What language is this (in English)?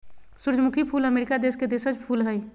Magahi